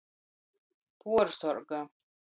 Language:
Latgalian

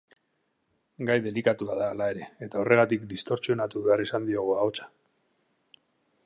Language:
Basque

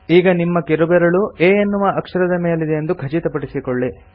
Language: Kannada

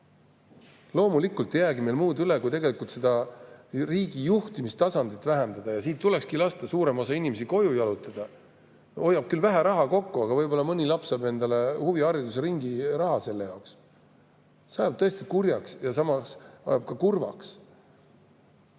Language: Estonian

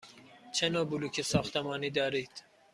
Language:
Persian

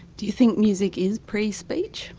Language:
English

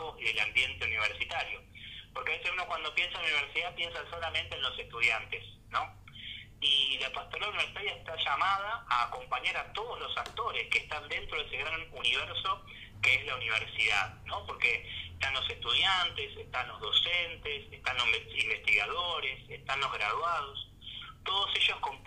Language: Spanish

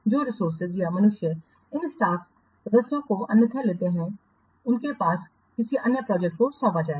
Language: Hindi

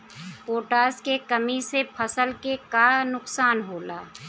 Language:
Bhojpuri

